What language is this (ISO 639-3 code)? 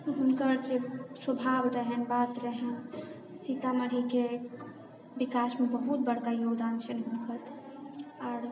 mai